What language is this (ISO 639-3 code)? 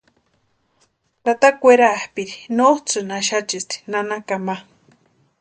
pua